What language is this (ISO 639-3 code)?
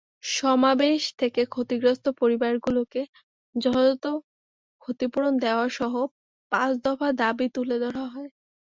ben